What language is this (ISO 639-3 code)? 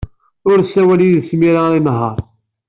kab